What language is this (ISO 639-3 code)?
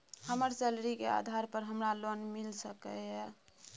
mai